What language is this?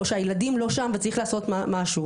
Hebrew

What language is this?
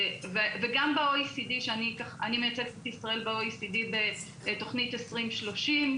Hebrew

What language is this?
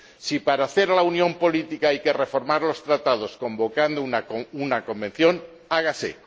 Spanish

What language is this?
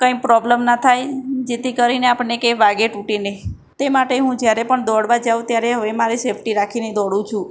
Gujarati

